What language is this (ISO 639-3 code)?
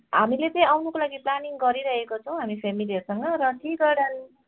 nep